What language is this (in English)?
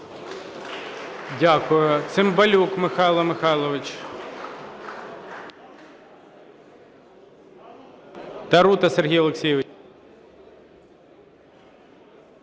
Ukrainian